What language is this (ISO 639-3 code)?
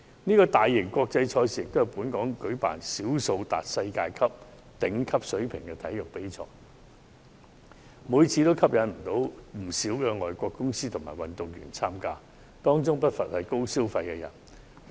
yue